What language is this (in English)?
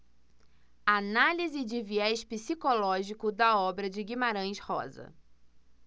Portuguese